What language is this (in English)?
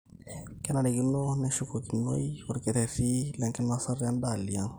Masai